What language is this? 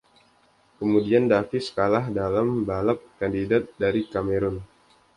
Indonesian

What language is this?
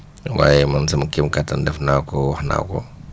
Wolof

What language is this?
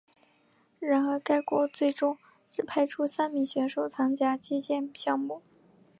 Chinese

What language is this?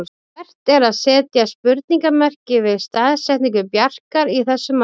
Icelandic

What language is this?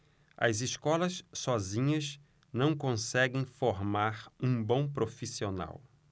Portuguese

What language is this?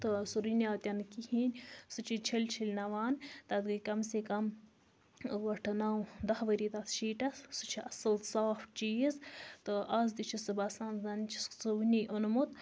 Kashmiri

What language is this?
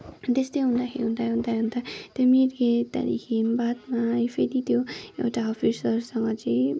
Nepali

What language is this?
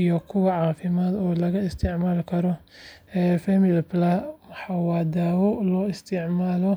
Somali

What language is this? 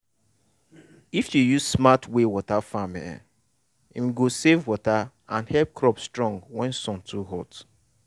Nigerian Pidgin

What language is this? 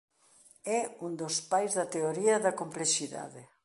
Galician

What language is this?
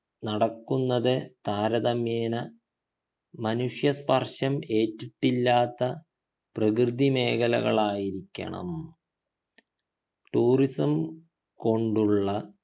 Malayalam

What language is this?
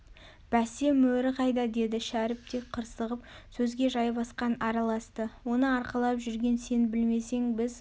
Kazakh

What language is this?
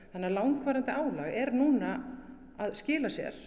Icelandic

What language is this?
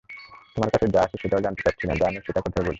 Bangla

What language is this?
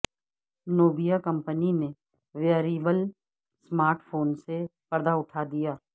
Urdu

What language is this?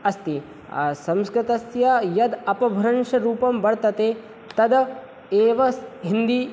Sanskrit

